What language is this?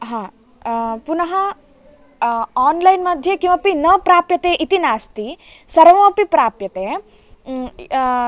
Sanskrit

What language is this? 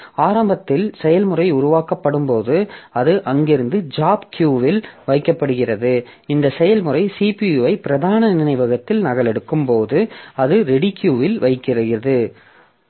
Tamil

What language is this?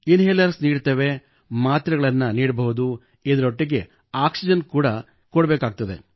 Kannada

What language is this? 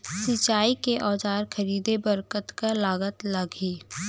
Chhattisgarhi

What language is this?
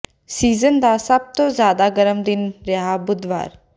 Punjabi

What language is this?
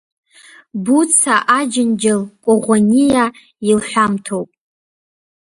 Abkhazian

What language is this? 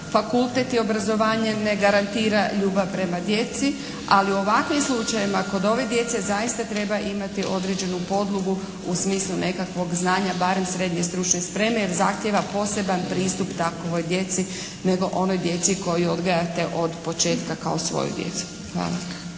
Croatian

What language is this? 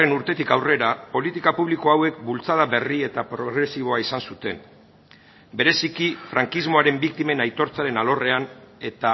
Basque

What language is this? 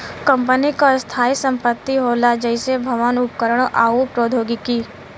Bhojpuri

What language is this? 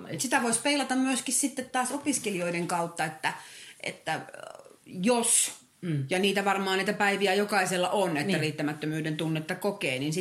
Finnish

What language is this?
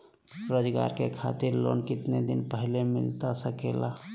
Magahi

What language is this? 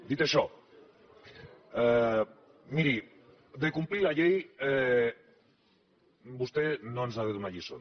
Catalan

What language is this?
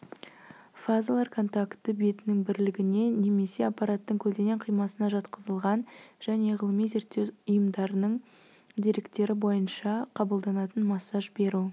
Kazakh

